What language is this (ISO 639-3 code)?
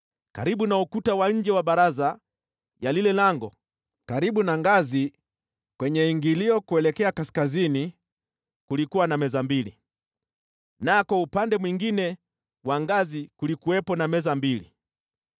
swa